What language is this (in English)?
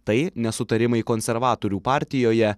Lithuanian